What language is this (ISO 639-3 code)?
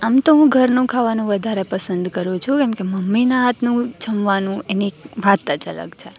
guj